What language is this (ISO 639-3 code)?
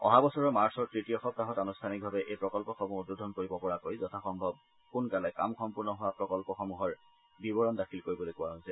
asm